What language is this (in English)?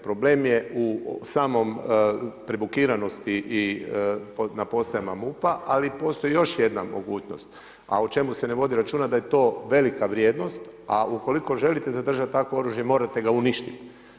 Croatian